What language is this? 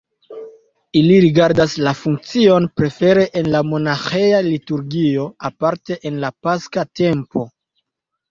Esperanto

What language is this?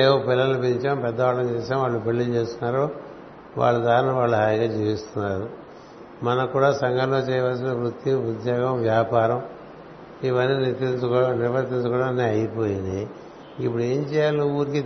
Telugu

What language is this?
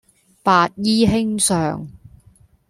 Cantonese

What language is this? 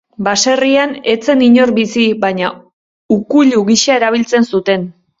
Basque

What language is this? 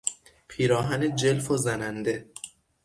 Persian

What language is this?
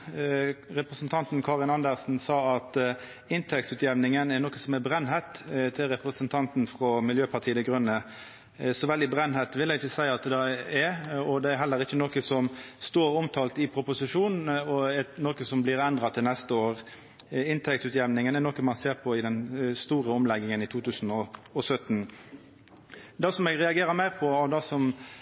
Norwegian Nynorsk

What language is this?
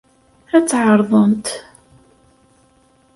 Kabyle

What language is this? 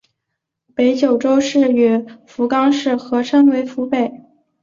Chinese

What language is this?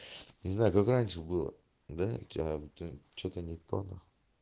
Russian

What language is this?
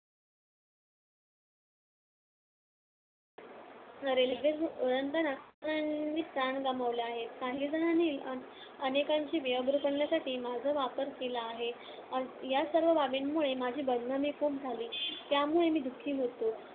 Marathi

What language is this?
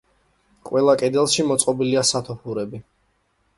Georgian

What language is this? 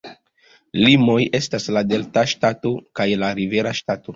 Esperanto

